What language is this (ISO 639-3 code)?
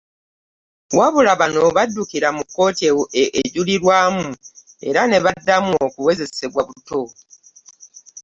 lug